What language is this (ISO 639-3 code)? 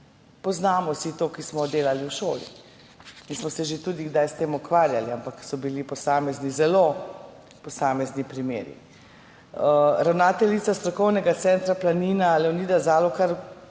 slv